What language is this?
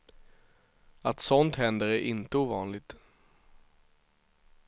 Swedish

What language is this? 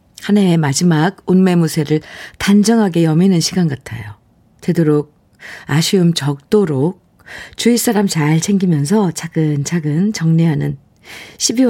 Korean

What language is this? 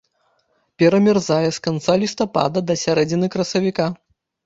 Belarusian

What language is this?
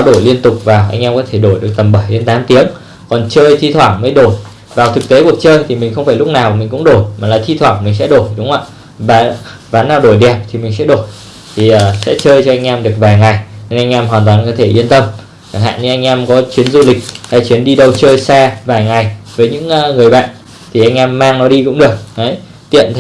Vietnamese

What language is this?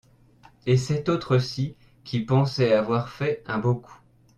French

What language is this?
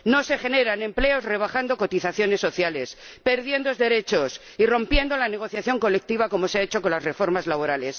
Spanish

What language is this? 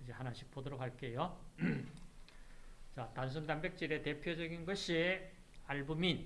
Korean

